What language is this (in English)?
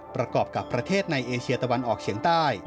Thai